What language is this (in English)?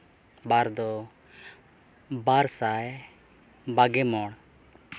Santali